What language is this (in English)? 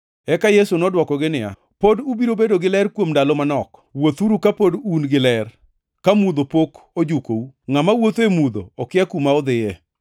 Luo (Kenya and Tanzania)